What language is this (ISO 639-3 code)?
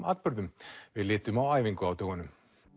isl